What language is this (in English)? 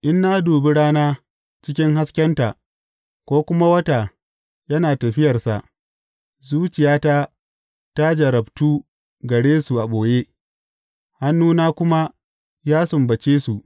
Hausa